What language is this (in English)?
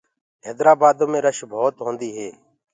Gurgula